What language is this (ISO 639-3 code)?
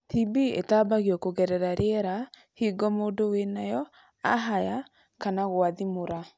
kik